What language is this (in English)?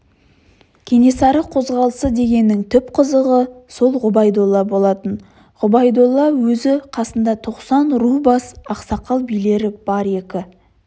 Kazakh